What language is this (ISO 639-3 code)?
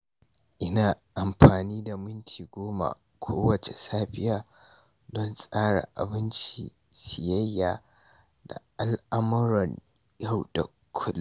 hau